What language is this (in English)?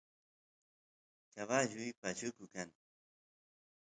Santiago del Estero Quichua